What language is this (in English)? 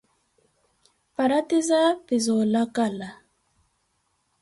Koti